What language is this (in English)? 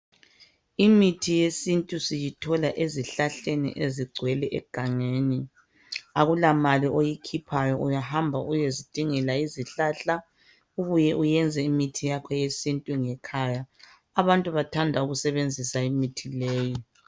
North Ndebele